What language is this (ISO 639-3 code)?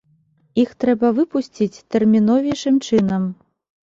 bel